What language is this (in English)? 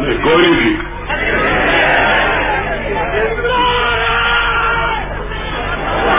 Urdu